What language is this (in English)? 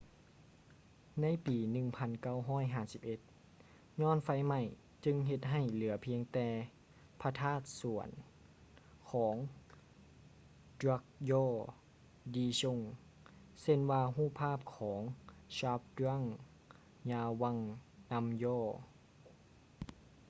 Lao